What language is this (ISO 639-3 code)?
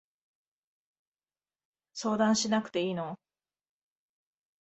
jpn